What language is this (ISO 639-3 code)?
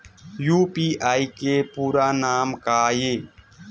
hne